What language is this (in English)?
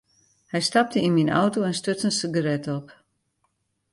Western Frisian